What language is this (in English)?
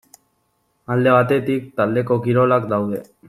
Basque